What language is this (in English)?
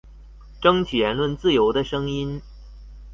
Chinese